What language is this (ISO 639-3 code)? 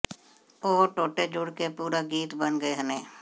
pan